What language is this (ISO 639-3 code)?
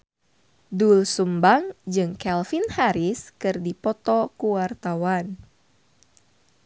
sun